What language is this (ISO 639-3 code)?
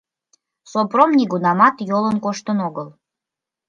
chm